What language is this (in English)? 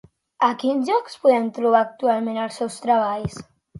Catalan